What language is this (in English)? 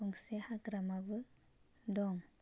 Bodo